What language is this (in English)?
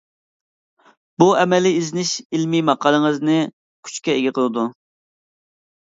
Uyghur